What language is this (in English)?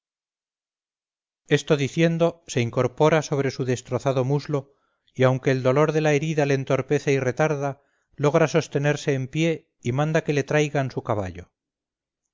Spanish